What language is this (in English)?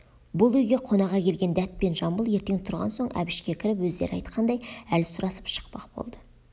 Kazakh